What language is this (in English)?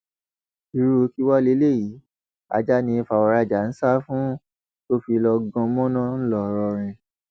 Yoruba